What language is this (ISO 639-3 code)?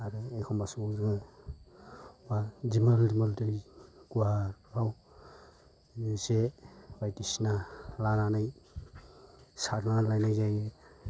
brx